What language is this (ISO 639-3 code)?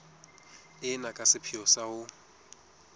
sot